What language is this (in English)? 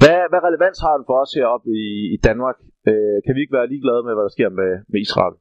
Danish